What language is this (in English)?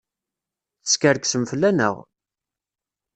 Kabyle